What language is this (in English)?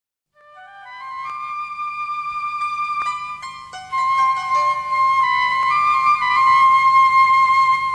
Indonesian